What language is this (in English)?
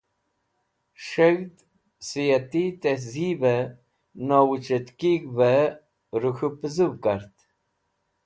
Wakhi